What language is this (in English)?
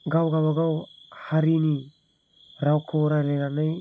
Bodo